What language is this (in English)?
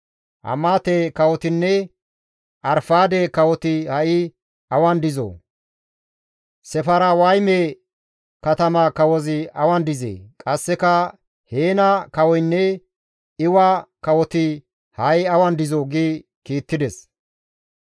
Gamo